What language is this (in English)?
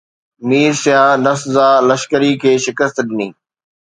Sindhi